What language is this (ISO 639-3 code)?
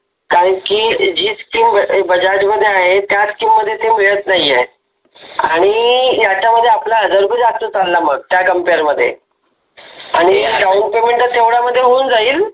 mar